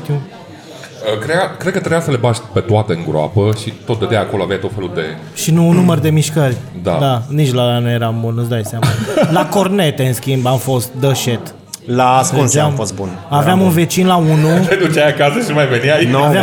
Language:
Romanian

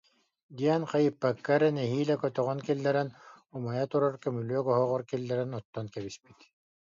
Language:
Yakut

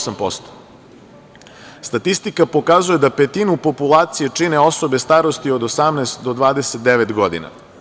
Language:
Serbian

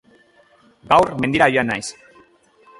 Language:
Basque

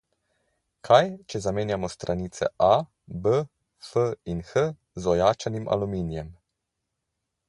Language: Slovenian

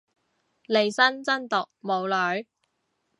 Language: Cantonese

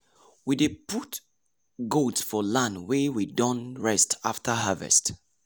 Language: Nigerian Pidgin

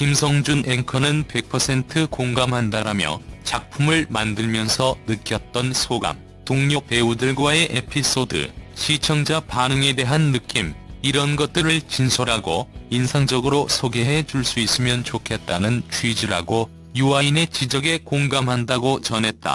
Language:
Korean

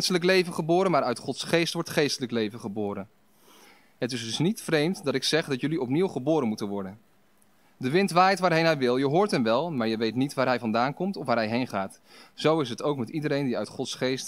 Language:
Dutch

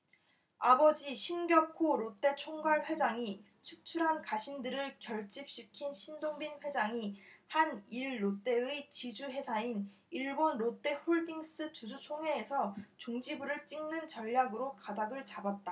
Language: Korean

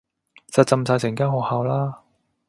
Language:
Cantonese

